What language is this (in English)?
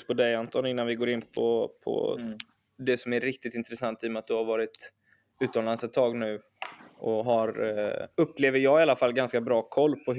Swedish